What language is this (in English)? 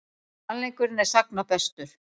Icelandic